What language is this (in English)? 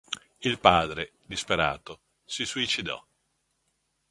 Italian